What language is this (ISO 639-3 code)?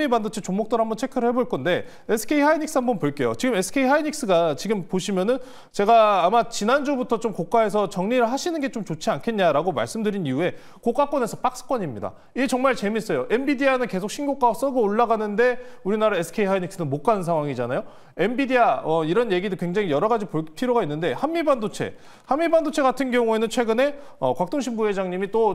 kor